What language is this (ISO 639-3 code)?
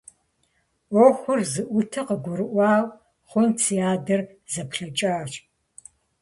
kbd